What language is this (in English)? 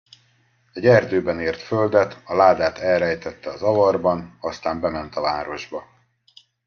Hungarian